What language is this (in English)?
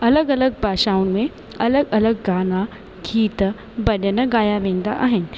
Sindhi